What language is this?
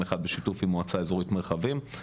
Hebrew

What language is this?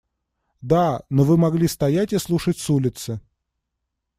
Russian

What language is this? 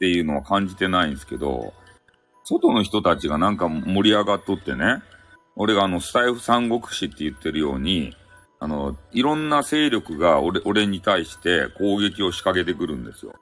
Japanese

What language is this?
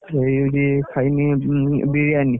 Odia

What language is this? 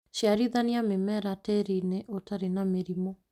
Kikuyu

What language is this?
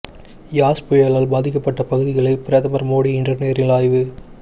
Tamil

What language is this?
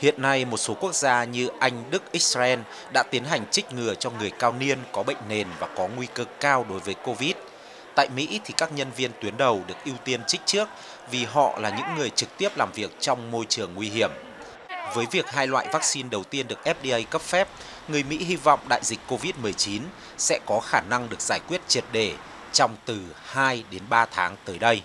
Vietnamese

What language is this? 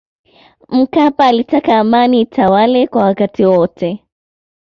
Swahili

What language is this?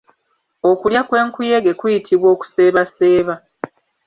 Ganda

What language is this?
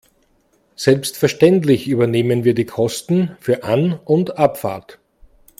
German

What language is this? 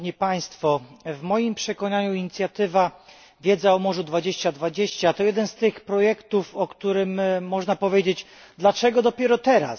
Polish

